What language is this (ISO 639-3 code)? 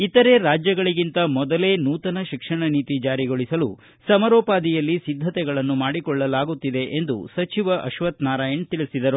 kan